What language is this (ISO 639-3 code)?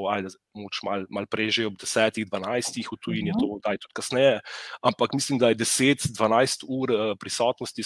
ron